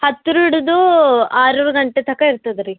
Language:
Kannada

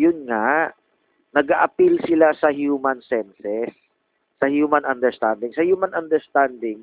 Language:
Filipino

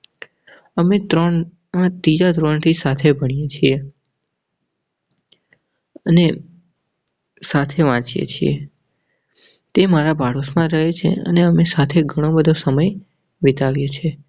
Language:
Gujarati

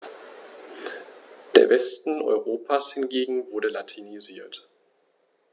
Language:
German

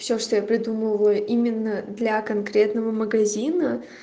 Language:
Russian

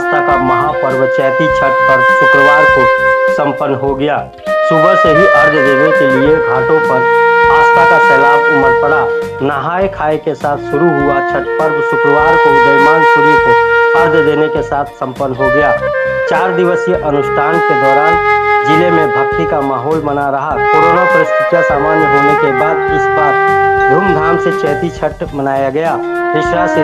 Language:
Hindi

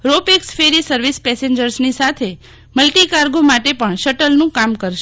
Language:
Gujarati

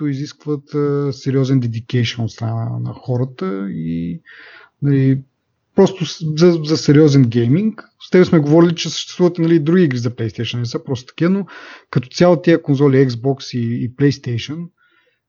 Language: Bulgarian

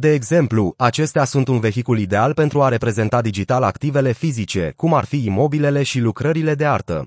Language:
Romanian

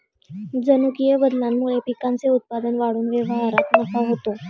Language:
Marathi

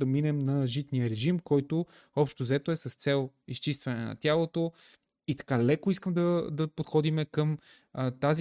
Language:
Bulgarian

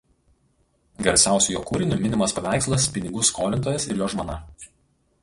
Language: Lithuanian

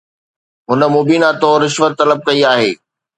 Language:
Sindhi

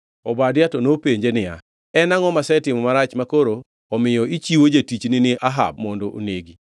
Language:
Luo (Kenya and Tanzania)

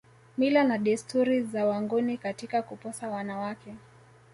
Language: Swahili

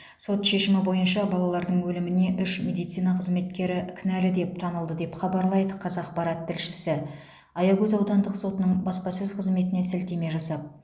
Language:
Kazakh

